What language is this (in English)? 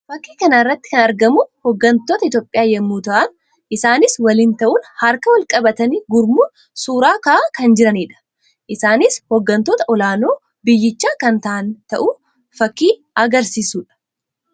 Oromo